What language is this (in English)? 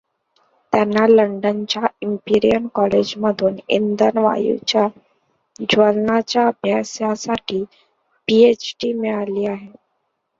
Marathi